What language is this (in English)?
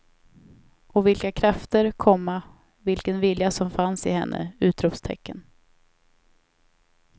Swedish